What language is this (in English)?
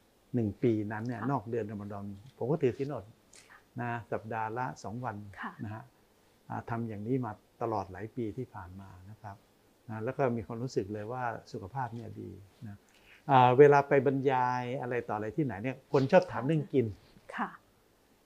Thai